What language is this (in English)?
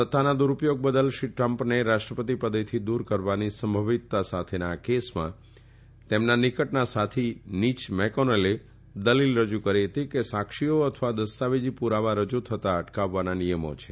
Gujarati